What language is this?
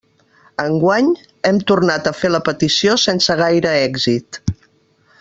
Catalan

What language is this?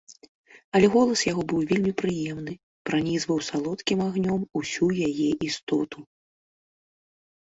Belarusian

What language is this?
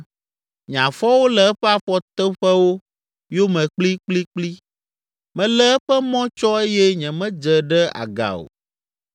Ewe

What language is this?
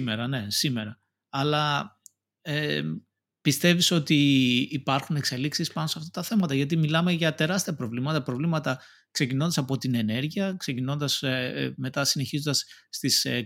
Greek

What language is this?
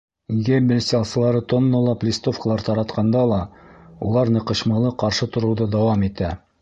Bashkir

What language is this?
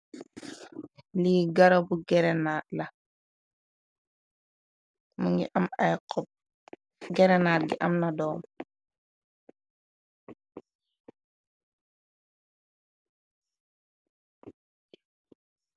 Wolof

